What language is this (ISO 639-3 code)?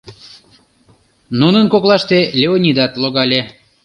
chm